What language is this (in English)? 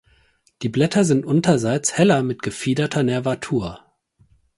German